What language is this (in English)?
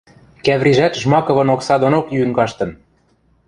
Western Mari